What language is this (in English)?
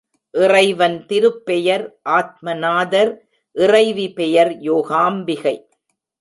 Tamil